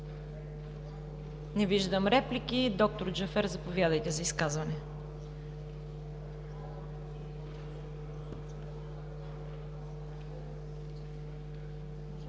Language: Bulgarian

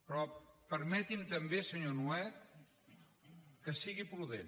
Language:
Catalan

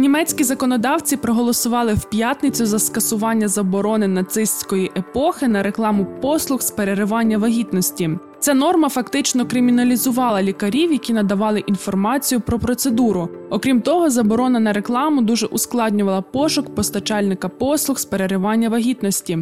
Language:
Ukrainian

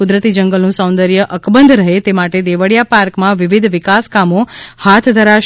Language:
Gujarati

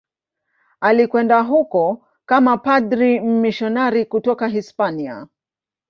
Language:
Swahili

